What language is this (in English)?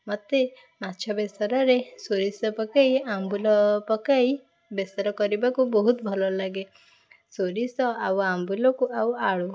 Odia